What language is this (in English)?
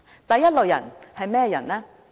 Cantonese